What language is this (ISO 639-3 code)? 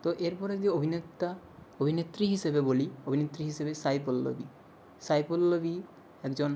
ben